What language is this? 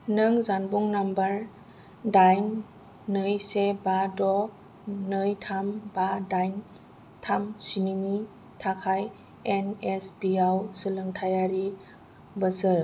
Bodo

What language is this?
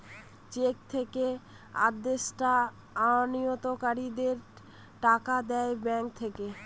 Bangla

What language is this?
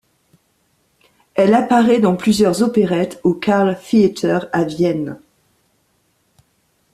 French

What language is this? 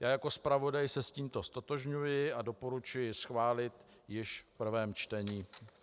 Czech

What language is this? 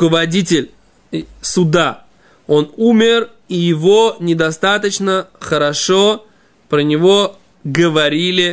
Russian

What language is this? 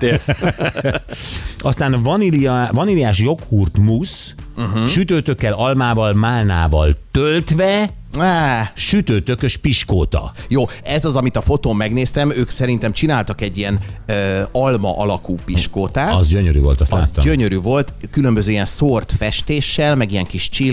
Hungarian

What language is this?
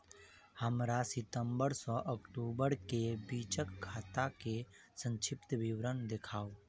Maithili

